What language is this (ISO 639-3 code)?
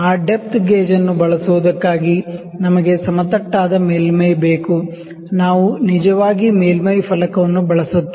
kan